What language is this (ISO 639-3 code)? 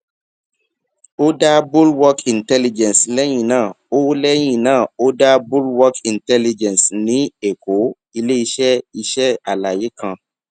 yor